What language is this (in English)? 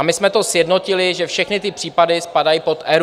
Czech